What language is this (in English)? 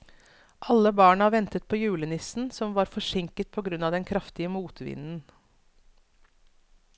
Norwegian